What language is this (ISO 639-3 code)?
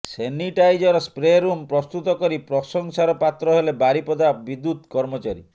ori